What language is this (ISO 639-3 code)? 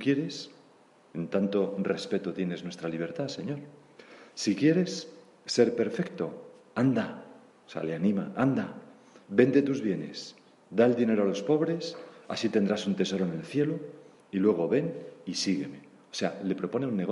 spa